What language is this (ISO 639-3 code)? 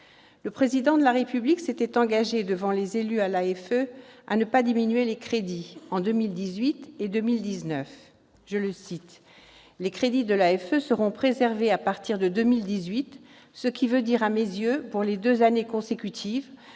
fra